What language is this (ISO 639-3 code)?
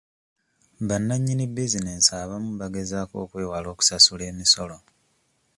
lug